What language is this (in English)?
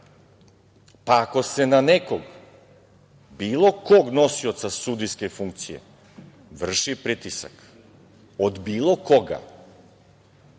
Serbian